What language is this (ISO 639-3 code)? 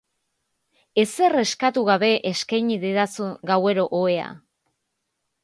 eus